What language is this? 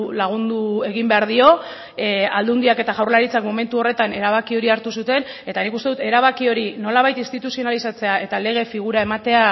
Basque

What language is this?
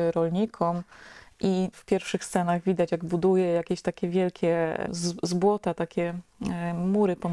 Polish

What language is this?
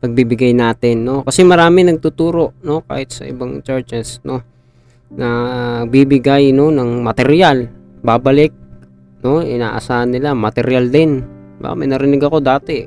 Filipino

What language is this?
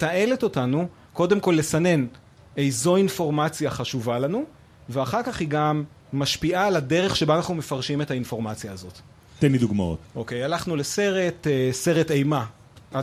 Hebrew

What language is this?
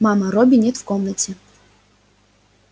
Russian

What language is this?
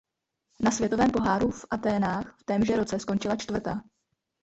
Czech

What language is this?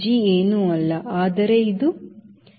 Kannada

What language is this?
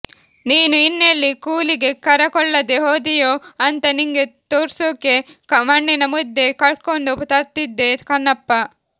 Kannada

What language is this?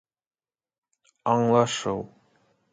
Bashkir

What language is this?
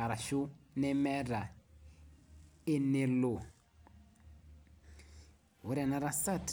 Masai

